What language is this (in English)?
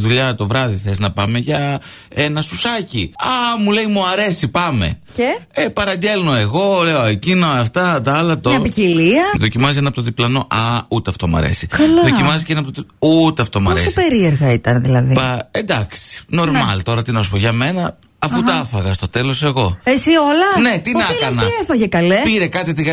Greek